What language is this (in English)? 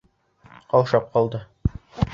Bashkir